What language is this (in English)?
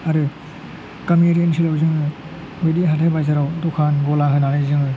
Bodo